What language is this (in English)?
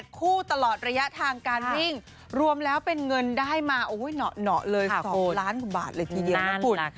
Thai